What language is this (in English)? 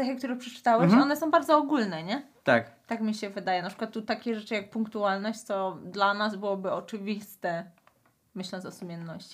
Polish